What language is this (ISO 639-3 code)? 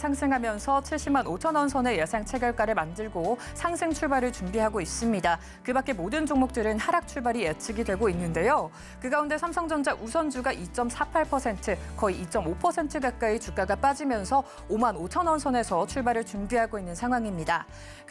kor